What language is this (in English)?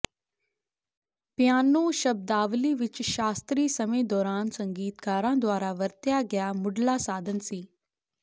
Punjabi